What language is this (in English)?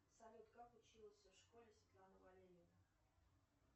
Russian